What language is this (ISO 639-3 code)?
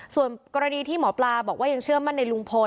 tha